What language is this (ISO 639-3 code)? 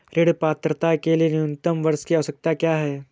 hin